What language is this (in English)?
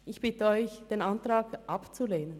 Swiss German